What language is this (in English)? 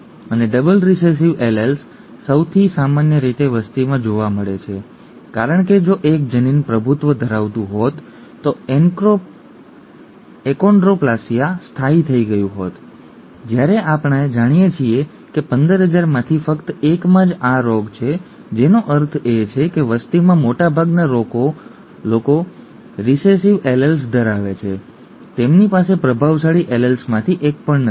Gujarati